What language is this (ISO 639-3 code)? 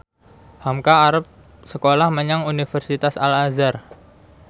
jav